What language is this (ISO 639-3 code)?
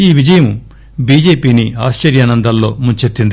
tel